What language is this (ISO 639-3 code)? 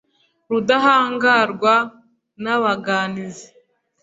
kin